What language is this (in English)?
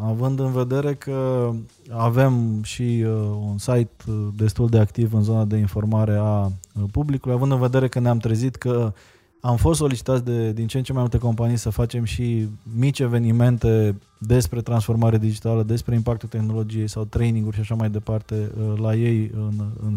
Romanian